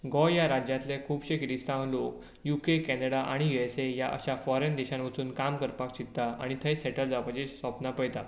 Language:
Konkani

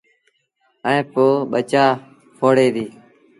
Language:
Sindhi Bhil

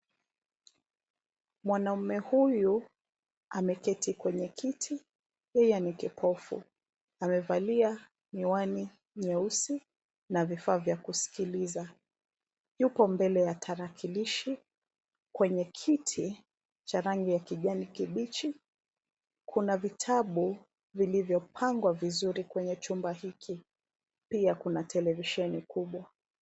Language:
Swahili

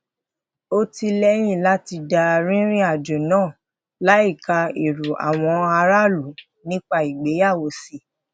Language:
Yoruba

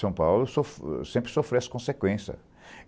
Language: Portuguese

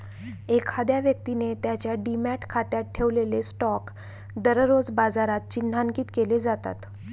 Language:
Marathi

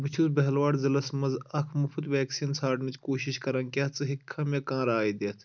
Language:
Kashmiri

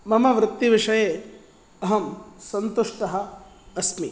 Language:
Sanskrit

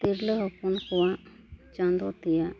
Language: Santali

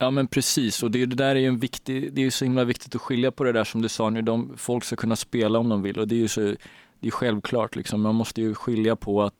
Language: Swedish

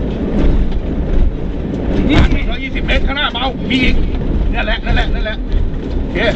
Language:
Thai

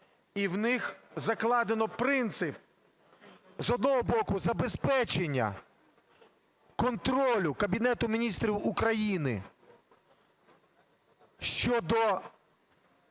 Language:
Ukrainian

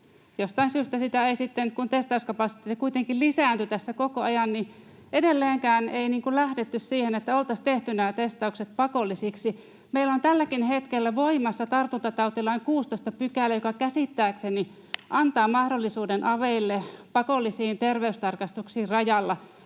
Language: Finnish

